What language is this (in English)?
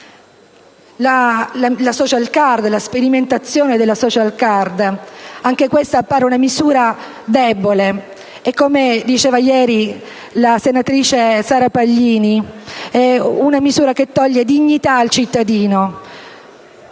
Italian